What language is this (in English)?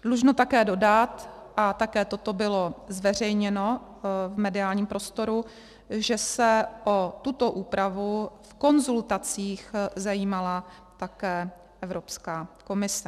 Czech